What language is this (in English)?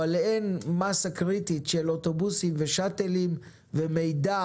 Hebrew